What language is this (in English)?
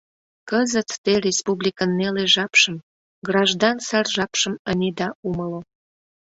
Mari